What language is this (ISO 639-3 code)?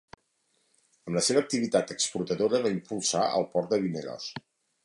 cat